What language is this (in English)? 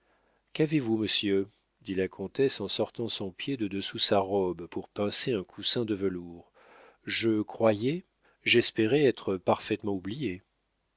French